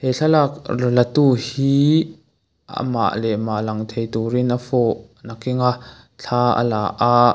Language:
Mizo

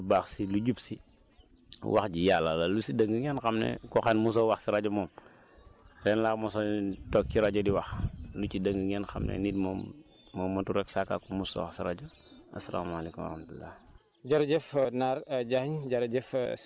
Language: Wolof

